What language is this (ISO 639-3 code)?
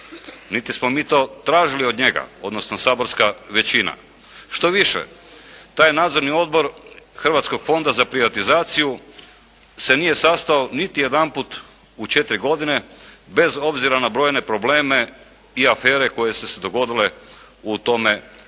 hrv